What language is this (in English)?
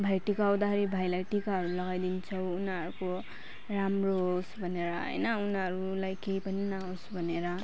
Nepali